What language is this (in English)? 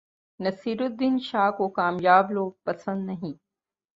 Urdu